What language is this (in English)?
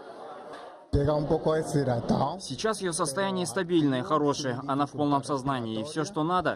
Russian